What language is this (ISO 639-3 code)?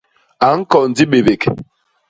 bas